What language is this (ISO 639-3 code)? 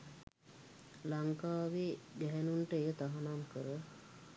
sin